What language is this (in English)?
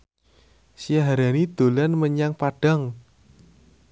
Javanese